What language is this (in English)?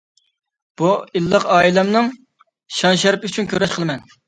Uyghur